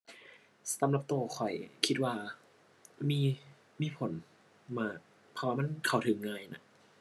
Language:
Thai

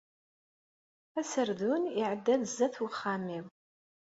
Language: Kabyle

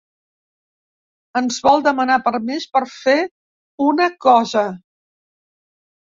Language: Catalan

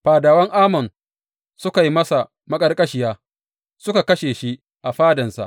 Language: Hausa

